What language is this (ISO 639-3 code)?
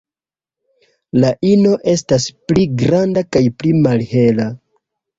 epo